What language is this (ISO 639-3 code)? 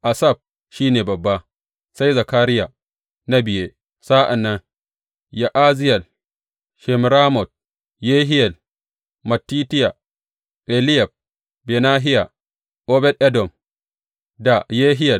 hau